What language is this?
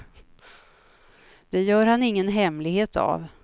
Swedish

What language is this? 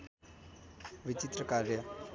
Nepali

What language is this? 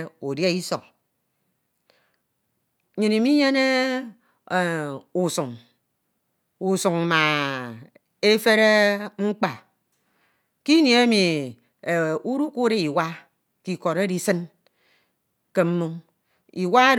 Ito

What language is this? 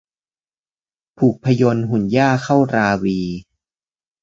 Thai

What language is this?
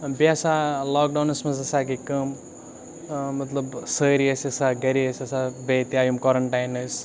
Kashmiri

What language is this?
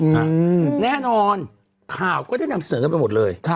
Thai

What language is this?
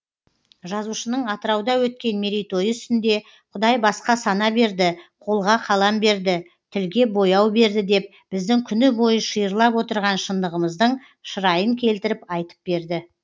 Kazakh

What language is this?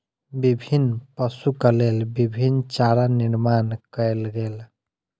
Maithili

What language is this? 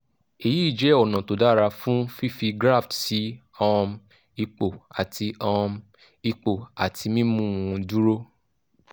Yoruba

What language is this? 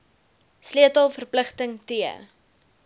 Afrikaans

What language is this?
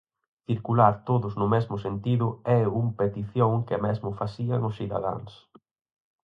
Galician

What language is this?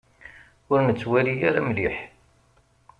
Kabyle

